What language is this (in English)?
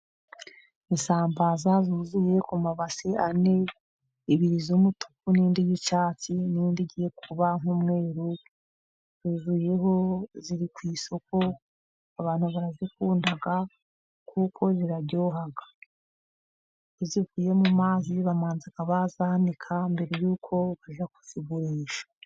Kinyarwanda